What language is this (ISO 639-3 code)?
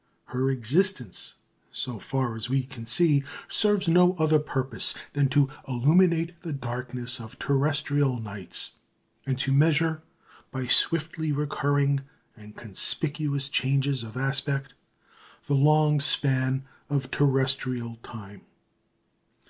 eng